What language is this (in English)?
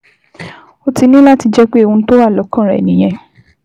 Yoruba